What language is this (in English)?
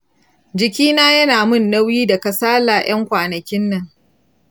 Hausa